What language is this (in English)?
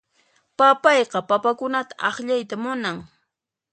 Puno Quechua